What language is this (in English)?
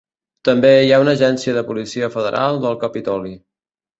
Catalan